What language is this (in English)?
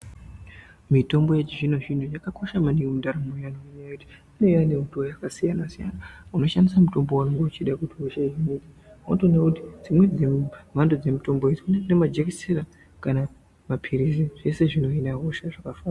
Ndau